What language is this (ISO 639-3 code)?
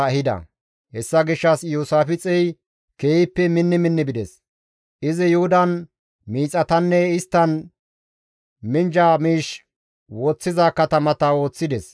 gmv